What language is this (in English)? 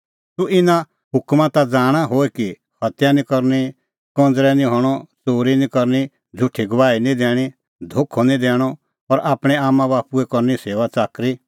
Kullu Pahari